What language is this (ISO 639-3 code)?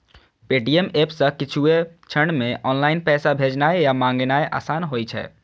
mai